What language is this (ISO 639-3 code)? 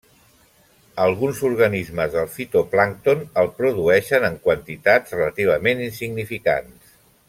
cat